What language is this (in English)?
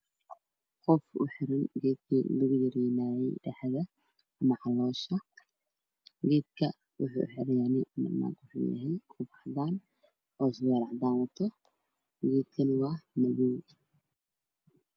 Somali